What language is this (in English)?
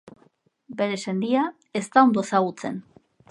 Basque